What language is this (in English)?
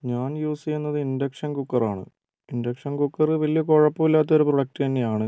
Malayalam